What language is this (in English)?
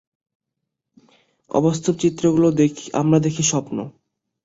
Bangla